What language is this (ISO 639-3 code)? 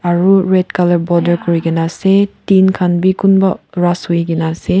nag